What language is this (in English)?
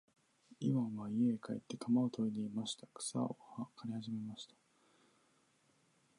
Japanese